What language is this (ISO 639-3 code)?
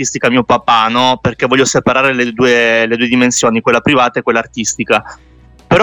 ita